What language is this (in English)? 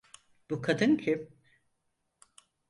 Turkish